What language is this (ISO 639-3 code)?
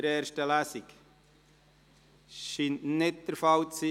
gsw